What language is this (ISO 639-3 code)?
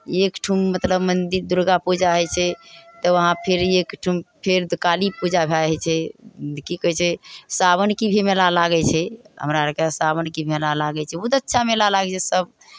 mai